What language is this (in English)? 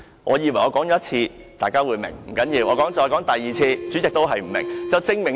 Cantonese